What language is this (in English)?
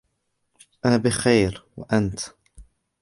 Arabic